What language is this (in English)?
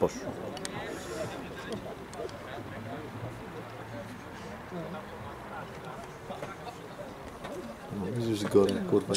Polish